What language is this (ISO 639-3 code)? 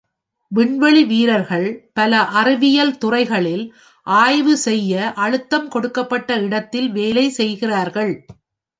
tam